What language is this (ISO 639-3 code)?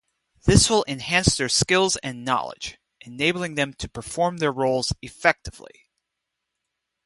eng